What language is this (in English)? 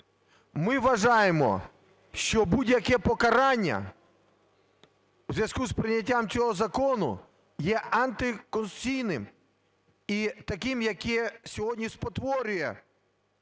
Ukrainian